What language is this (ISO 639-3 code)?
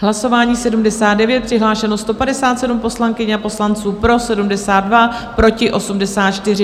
ces